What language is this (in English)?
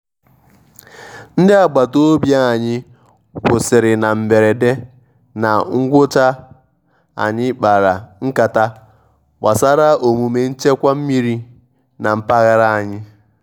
Igbo